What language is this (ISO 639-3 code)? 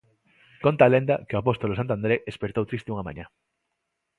glg